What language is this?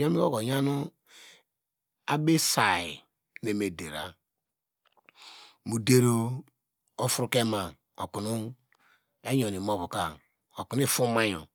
Degema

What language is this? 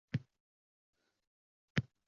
Uzbek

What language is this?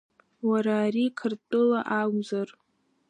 Abkhazian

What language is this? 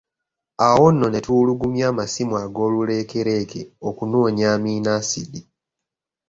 Ganda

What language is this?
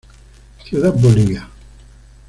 Spanish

